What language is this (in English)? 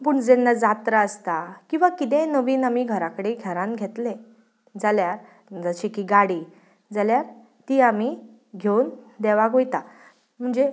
Konkani